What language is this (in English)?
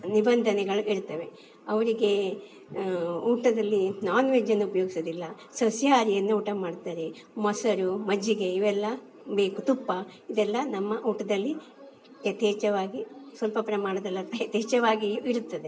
Kannada